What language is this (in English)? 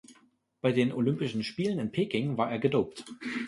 German